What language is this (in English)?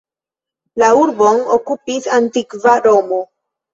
Esperanto